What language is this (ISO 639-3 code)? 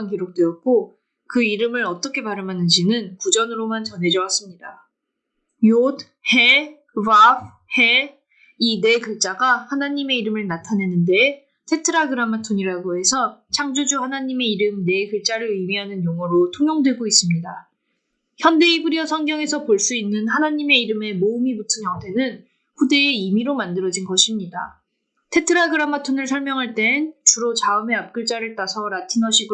kor